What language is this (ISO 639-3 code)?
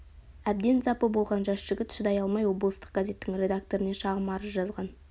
kaz